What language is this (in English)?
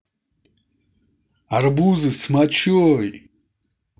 Russian